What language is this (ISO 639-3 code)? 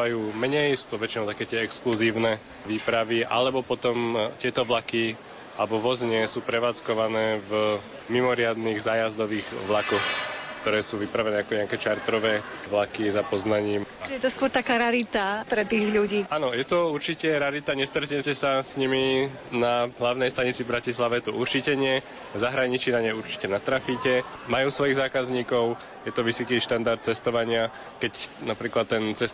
slk